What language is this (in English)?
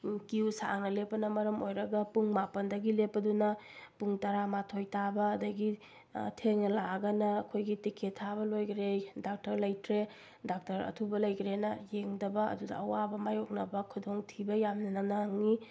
Manipuri